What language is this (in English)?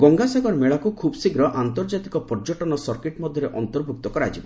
Odia